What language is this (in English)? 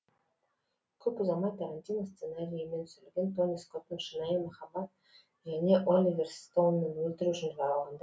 Kazakh